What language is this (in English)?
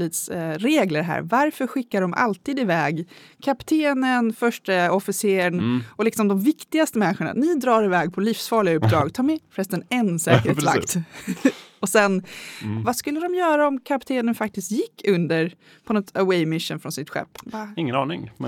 Swedish